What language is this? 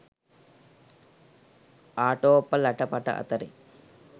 Sinhala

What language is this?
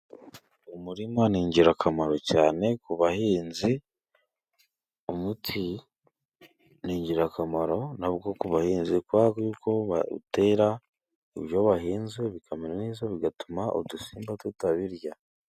Kinyarwanda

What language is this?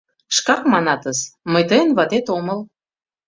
Mari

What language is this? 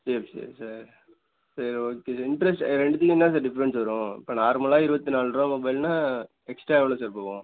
Tamil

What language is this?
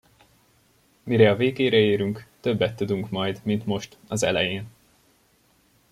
Hungarian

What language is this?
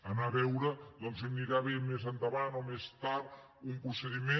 Catalan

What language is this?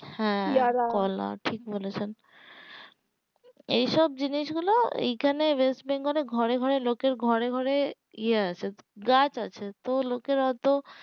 Bangla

